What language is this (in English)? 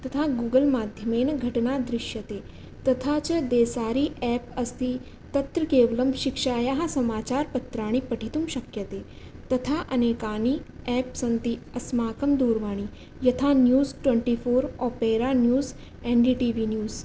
Sanskrit